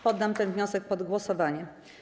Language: Polish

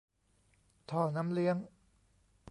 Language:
Thai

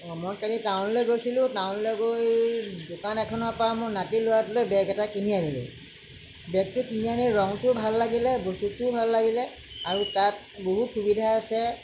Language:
Assamese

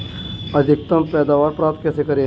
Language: Hindi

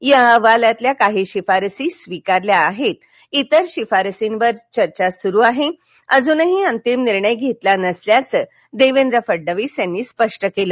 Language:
Marathi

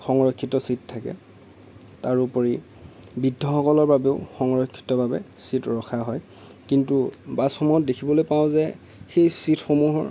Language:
Assamese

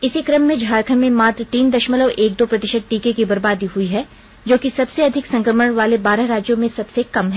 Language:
Hindi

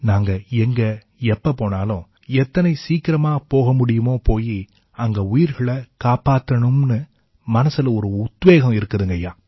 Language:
Tamil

